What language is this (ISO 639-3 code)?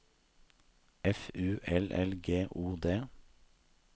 nor